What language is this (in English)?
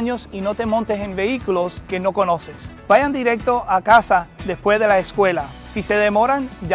Spanish